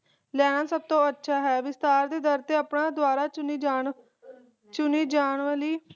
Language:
Punjabi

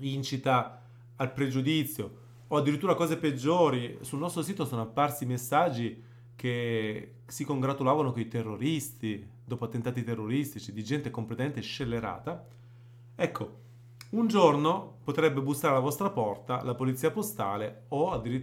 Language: Italian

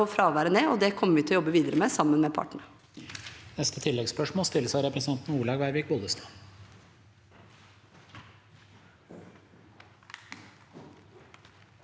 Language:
Norwegian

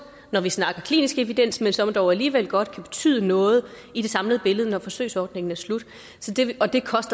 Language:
Danish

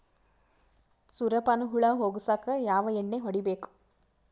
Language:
Kannada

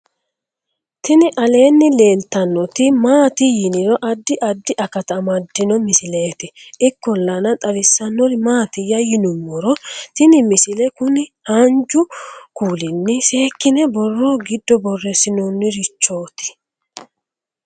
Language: Sidamo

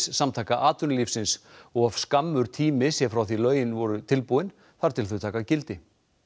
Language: Icelandic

